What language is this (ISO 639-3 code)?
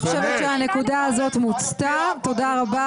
heb